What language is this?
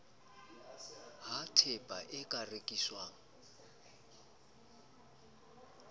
Southern Sotho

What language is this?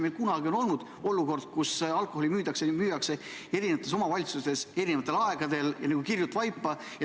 Estonian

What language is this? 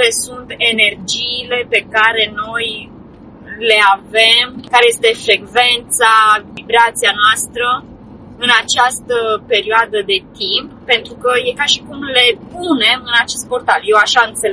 Romanian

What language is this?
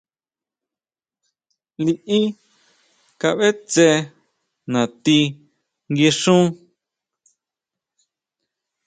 Huautla Mazatec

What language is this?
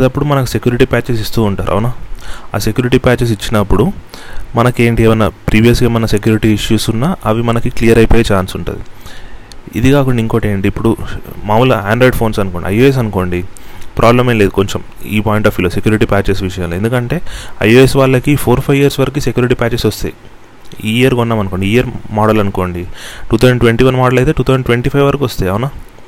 Telugu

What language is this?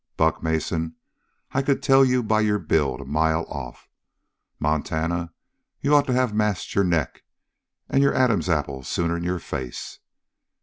English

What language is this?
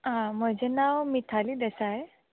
Konkani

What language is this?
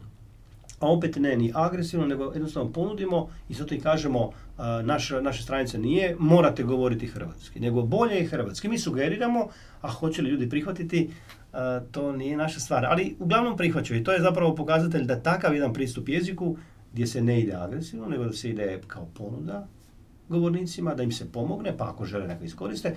Croatian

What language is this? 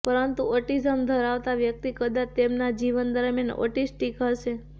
Gujarati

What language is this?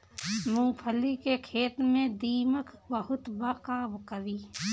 Bhojpuri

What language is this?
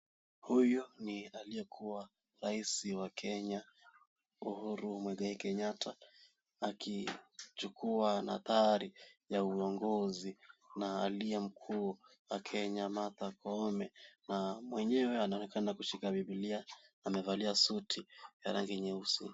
Swahili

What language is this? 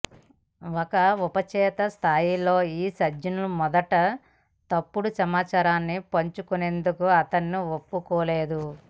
Telugu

